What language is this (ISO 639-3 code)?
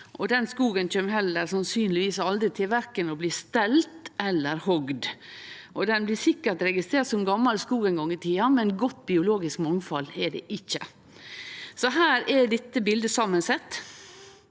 nor